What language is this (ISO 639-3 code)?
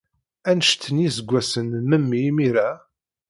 kab